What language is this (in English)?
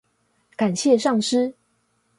Chinese